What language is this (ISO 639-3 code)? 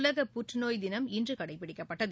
tam